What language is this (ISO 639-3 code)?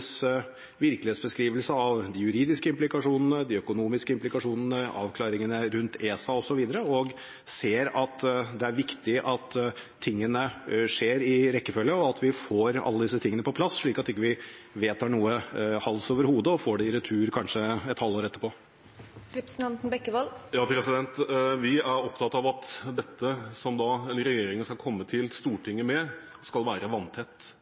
nob